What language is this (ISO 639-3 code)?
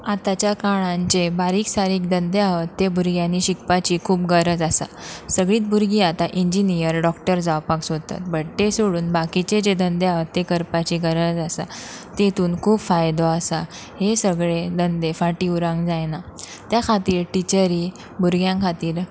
kok